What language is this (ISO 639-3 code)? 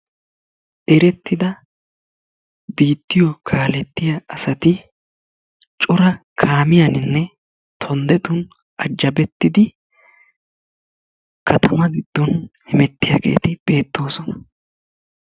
wal